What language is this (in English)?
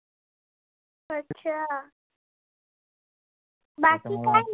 Marathi